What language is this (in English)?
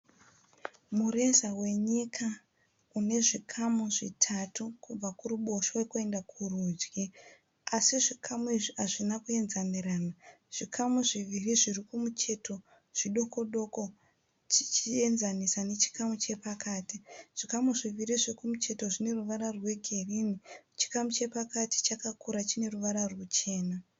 Shona